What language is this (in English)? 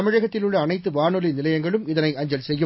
Tamil